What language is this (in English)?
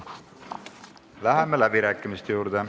Estonian